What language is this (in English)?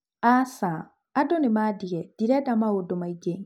Kikuyu